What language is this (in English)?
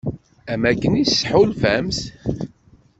Kabyle